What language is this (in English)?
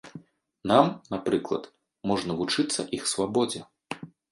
Belarusian